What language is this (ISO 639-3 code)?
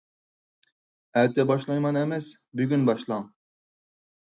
uig